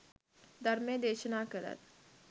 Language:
Sinhala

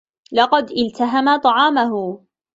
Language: Arabic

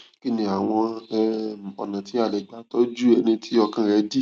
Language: Yoruba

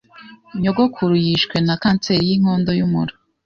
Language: Kinyarwanda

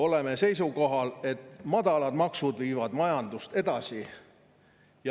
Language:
Estonian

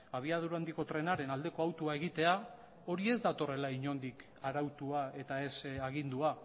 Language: Basque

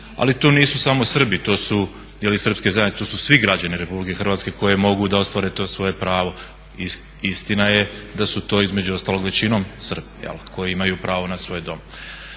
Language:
Croatian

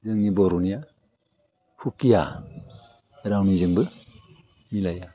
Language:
Bodo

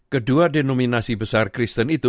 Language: Indonesian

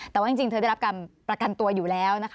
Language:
Thai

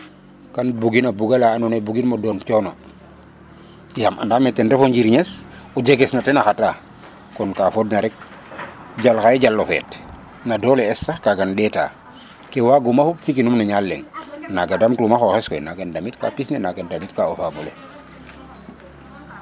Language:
Serer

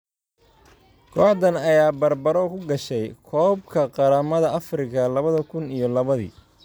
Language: Somali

